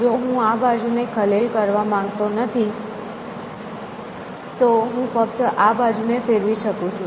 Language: Gujarati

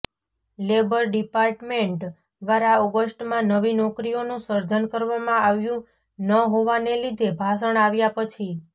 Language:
Gujarati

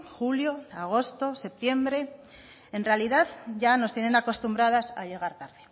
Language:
Spanish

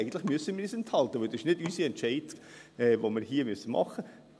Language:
Swiss German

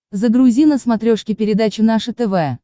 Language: Russian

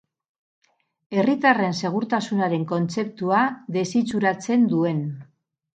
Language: Basque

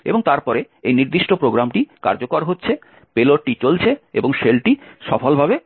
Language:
Bangla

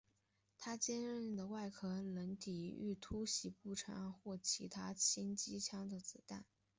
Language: Chinese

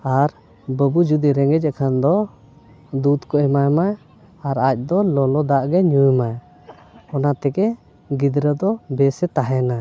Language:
Santali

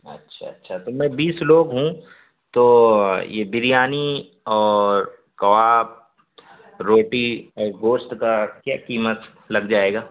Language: Urdu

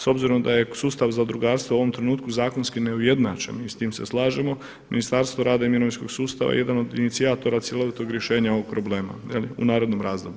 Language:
Croatian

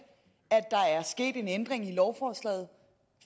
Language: Danish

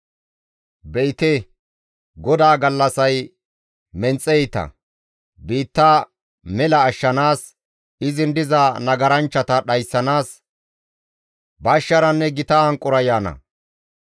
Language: Gamo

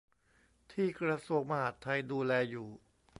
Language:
Thai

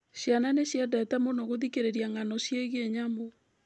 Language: Kikuyu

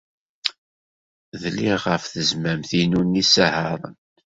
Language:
Kabyle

